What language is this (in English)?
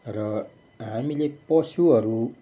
Nepali